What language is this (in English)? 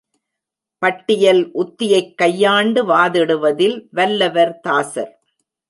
Tamil